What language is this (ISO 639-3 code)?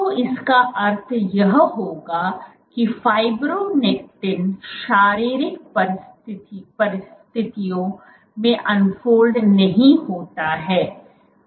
hin